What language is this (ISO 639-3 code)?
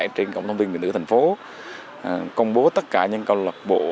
vie